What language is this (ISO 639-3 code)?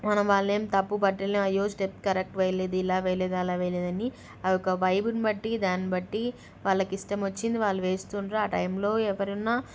tel